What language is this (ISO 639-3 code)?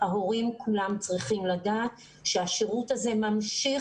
heb